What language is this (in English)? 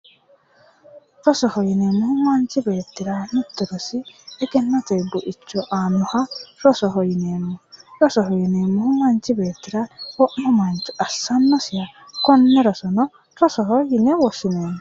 Sidamo